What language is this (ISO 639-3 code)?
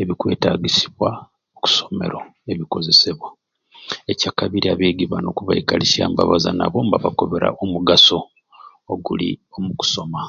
ruc